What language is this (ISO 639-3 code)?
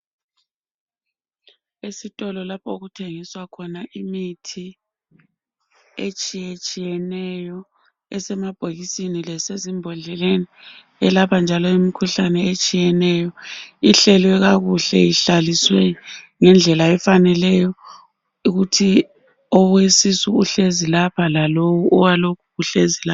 nde